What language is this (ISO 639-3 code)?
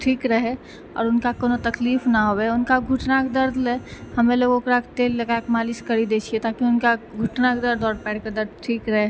mai